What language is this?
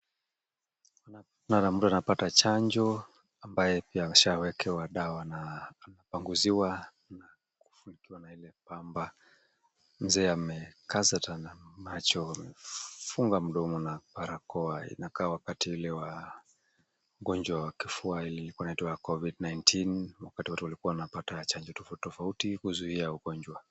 Swahili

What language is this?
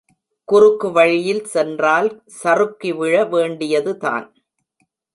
Tamil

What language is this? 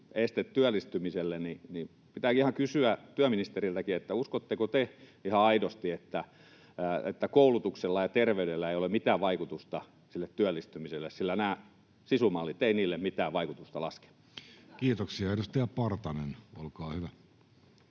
Finnish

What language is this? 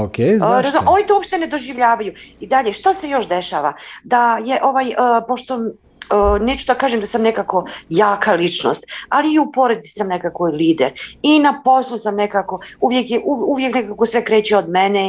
Croatian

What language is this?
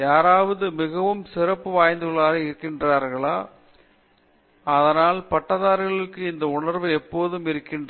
Tamil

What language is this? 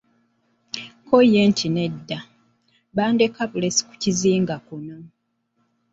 Ganda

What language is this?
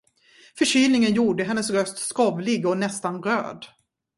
Swedish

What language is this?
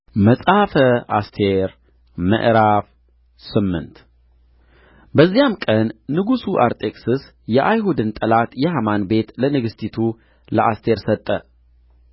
Amharic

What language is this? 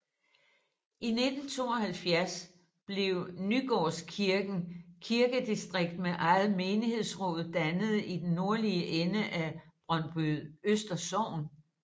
Danish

